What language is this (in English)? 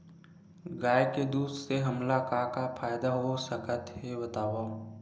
Chhattisgarhi